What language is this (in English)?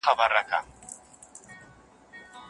Pashto